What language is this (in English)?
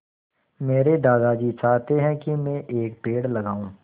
Hindi